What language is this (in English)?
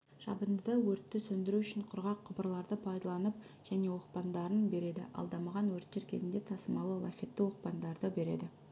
Kazakh